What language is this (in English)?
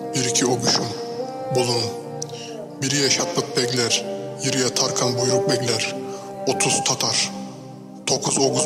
Turkish